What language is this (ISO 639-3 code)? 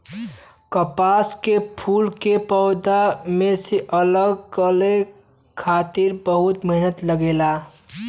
bho